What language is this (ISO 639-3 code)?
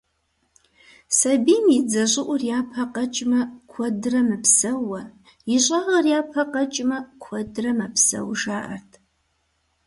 kbd